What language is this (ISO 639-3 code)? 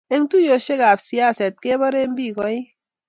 kln